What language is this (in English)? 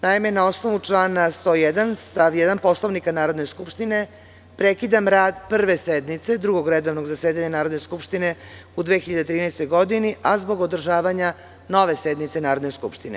Serbian